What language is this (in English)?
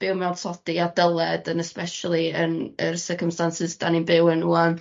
Welsh